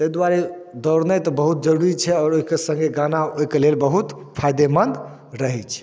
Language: Maithili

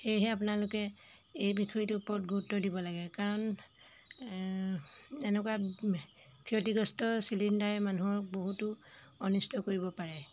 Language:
Assamese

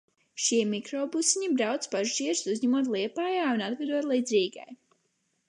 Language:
Latvian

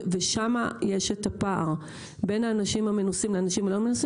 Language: Hebrew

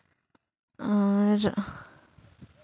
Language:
Santali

